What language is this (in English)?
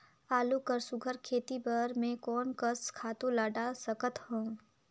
Chhattisgarhi